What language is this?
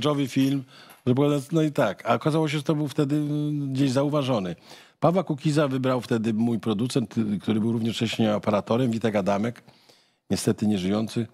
Polish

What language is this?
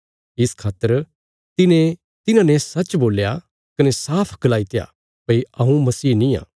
Bilaspuri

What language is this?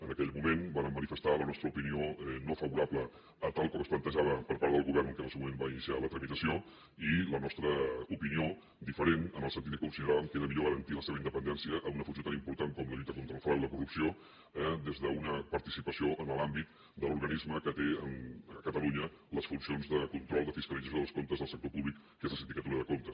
Catalan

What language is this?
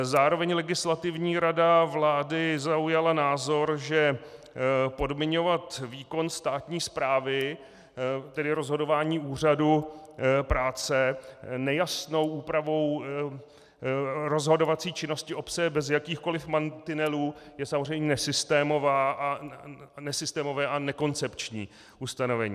Czech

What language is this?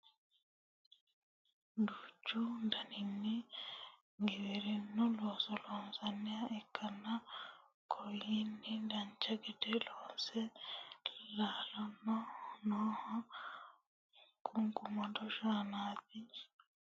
Sidamo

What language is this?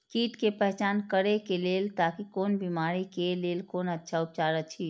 Maithili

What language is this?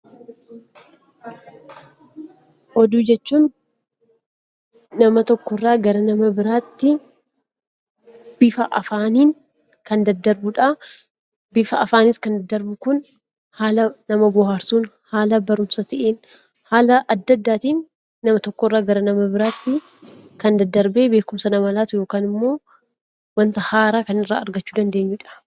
Oromo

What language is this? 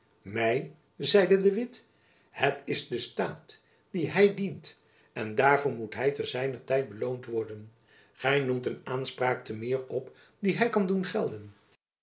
Dutch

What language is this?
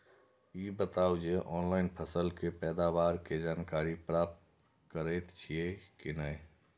Maithili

